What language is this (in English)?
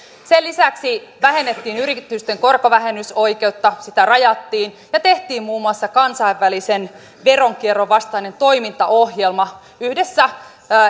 Finnish